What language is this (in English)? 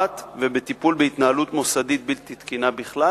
Hebrew